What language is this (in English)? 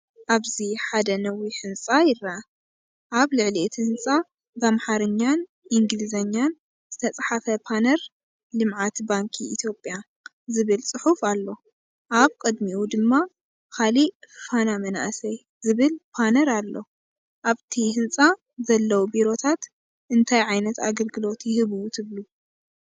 Tigrinya